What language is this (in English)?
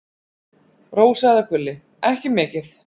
Icelandic